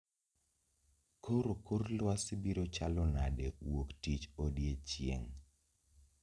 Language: Luo (Kenya and Tanzania)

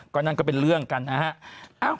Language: Thai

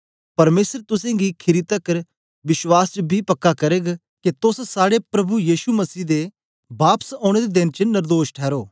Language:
Dogri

